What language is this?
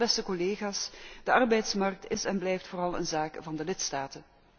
Dutch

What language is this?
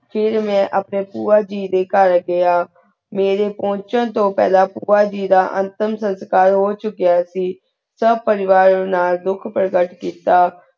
Punjabi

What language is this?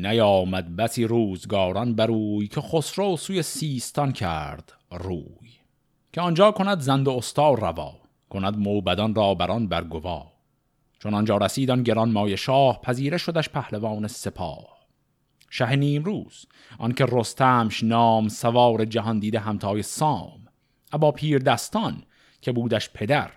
Persian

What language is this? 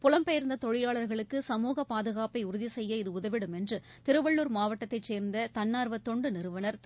Tamil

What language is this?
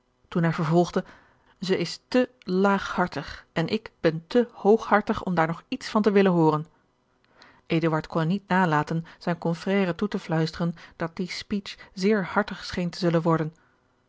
Dutch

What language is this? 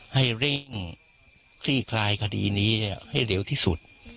Thai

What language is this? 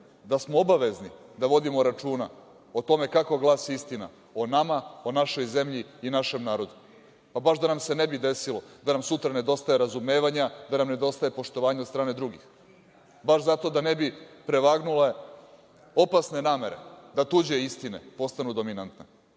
Serbian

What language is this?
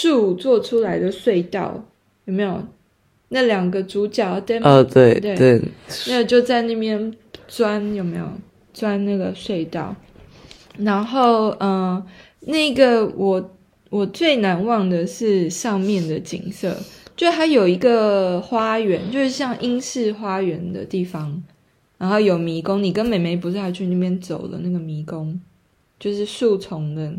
Chinese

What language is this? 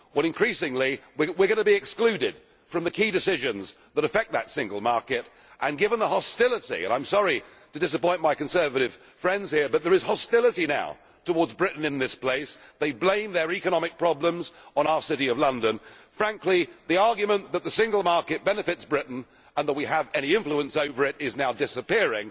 English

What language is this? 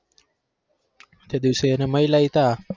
Gujarati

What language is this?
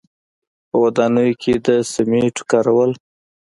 Pashto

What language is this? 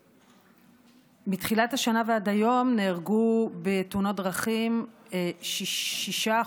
Hebrew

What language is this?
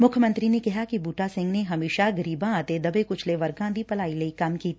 Punjabi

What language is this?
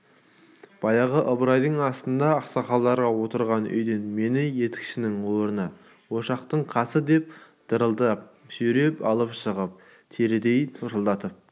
Kazakh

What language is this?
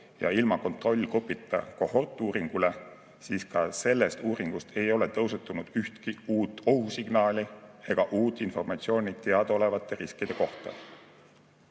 Estonian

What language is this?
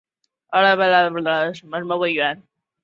Chinese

